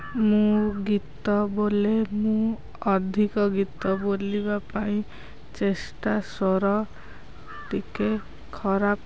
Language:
Odia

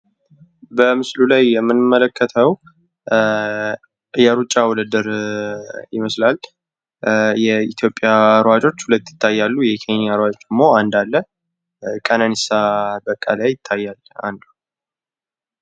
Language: Amharic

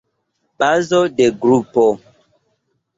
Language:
Esperanto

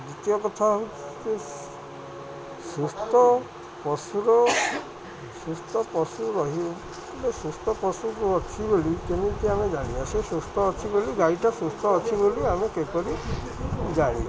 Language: Odia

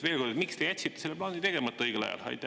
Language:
Estonian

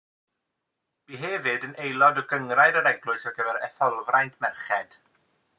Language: Welsh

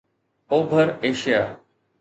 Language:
Sindhi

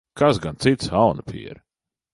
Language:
Latvian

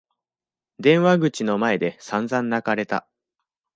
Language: Japanese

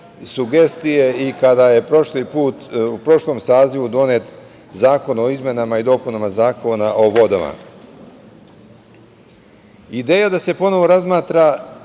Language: Serbian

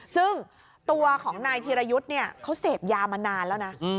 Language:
Thai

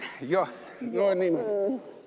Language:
Estonian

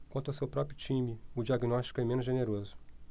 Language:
Portuguese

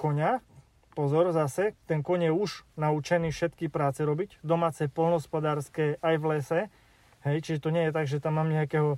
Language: Slovak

